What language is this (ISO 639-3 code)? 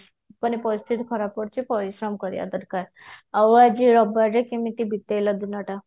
ori